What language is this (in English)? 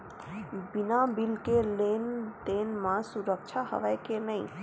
Chhattisgarhi